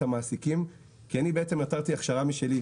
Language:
Hebrew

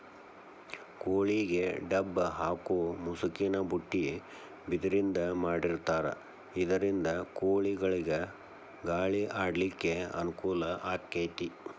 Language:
Kannada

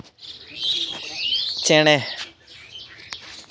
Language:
Santali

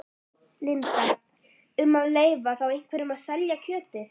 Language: Icelandic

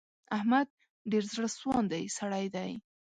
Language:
Pashto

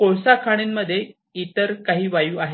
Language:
Marathi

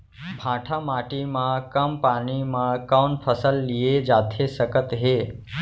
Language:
Chhattisgarhi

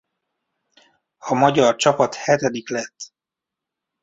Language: Hungarian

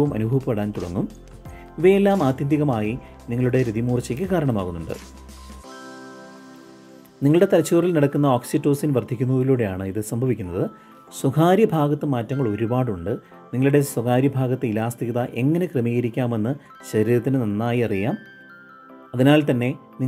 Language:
Romanian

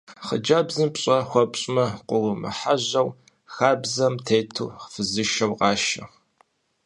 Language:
Kabardian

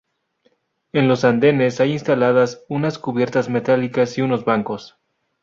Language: Spanish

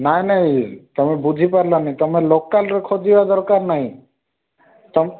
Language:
Odia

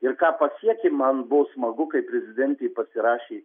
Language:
Lithuanian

